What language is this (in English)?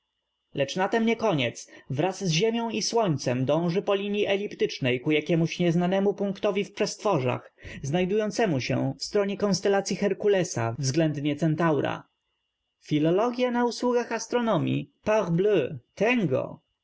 Polish